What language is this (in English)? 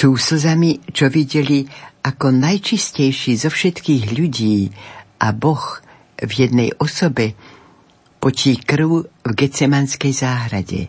Slovak